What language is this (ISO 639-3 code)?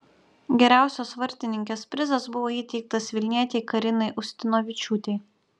lit